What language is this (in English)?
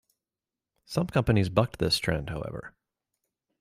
English